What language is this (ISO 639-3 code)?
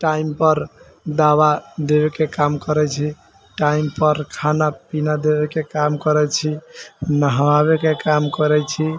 mai